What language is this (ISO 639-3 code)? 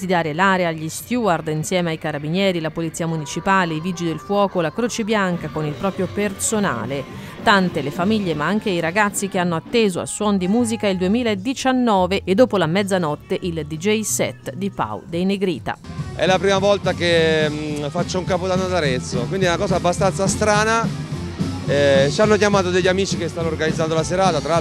ita